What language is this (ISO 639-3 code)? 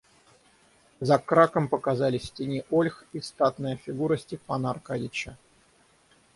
rus